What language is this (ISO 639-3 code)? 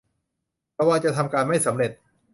tha